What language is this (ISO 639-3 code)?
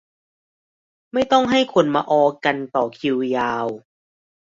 tha